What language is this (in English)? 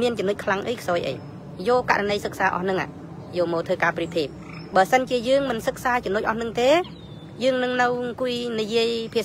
Thai